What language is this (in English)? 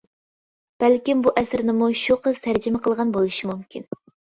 Uyghur